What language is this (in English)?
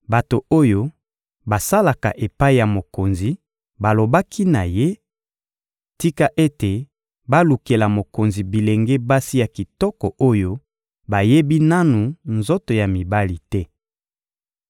Lingala